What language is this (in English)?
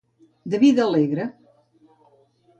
Catalan